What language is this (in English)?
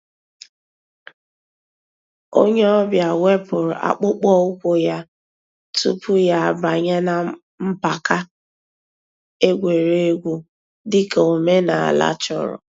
Igbo